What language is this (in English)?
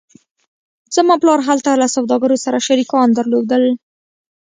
Pashto